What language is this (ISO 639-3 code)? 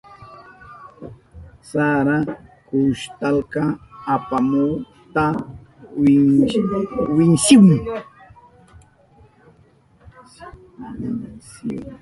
qup